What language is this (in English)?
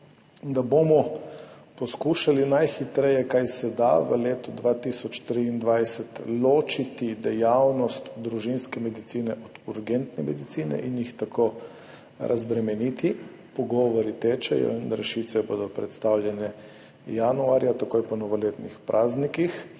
Slovenian